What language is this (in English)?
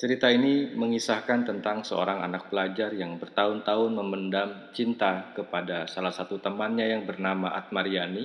Indonesian